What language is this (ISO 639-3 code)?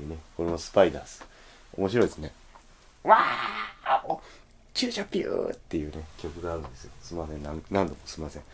jpn